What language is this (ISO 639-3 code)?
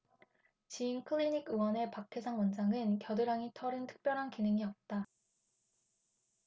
kor